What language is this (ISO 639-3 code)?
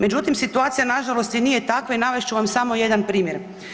hrv